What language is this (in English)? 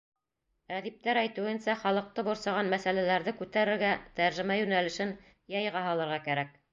Bashkir